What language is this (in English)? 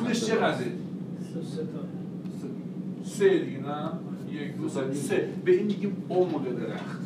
Persian